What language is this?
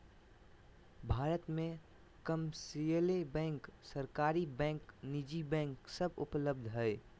Magahi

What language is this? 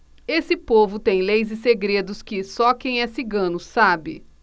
Portuguese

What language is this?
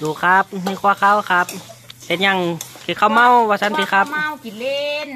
Thai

